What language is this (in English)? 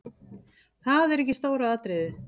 Icelandic